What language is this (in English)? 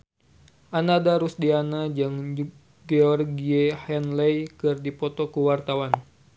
Sundanese